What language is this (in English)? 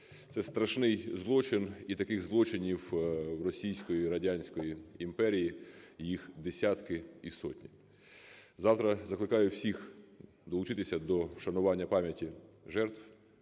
Ukrainian